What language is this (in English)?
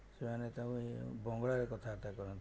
Odia